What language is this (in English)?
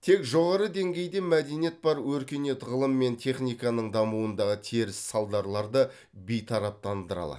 Kazakh